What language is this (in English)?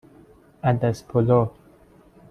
Persian